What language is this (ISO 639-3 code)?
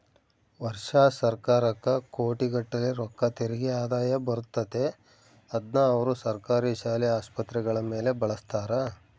kan